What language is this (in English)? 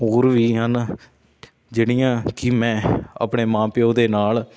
Punjabi